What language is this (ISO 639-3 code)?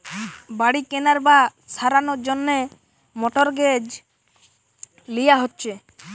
ben